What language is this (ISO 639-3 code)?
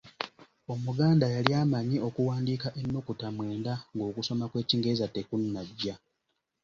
lug